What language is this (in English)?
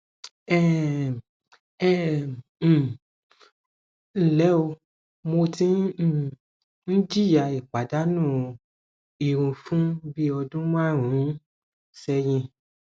Yoruba